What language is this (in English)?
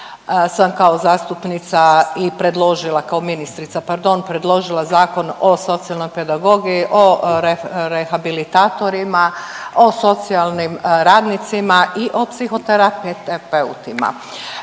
Croatian